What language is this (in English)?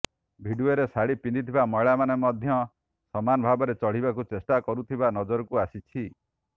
Odia